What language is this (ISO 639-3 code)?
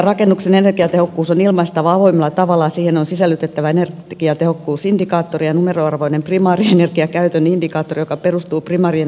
fin